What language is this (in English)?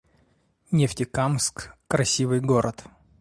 Russian